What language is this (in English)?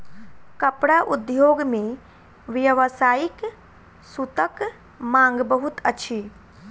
Maithili